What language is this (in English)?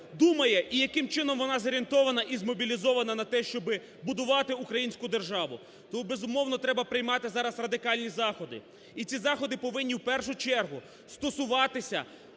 Ukrainian